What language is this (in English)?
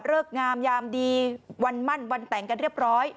Thai